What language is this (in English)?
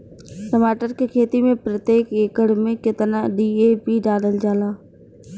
Bhojpuri